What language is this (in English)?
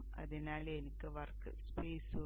Malayalam